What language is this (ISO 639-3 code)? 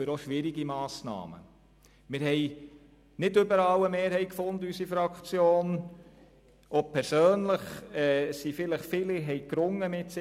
gsw